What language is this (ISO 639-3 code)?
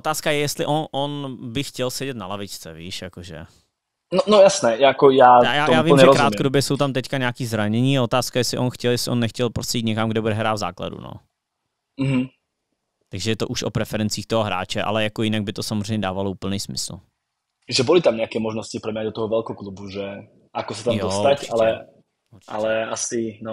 ces